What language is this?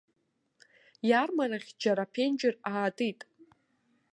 Abkhazian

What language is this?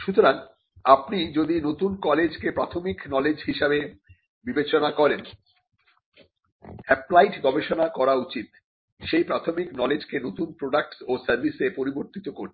Bangla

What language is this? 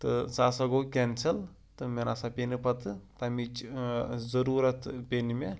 Kashmiri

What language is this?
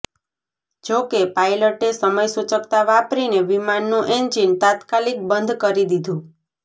Gujarati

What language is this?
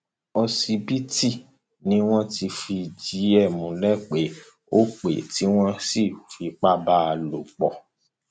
Yoruba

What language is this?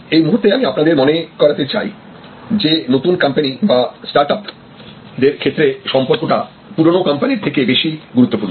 Bangla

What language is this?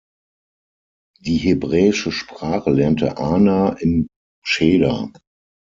German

